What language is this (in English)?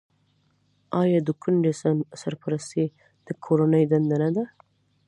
Pashto